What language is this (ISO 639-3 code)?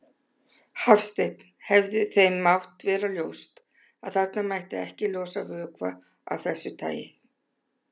isl